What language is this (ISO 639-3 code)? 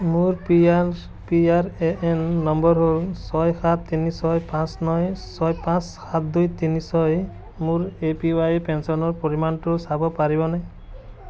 asm